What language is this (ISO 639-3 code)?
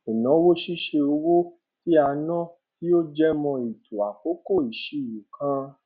yor